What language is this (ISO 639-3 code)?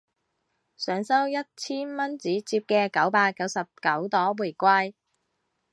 yue